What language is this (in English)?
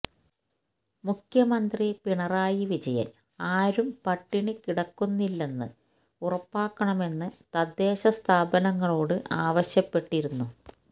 Malayalam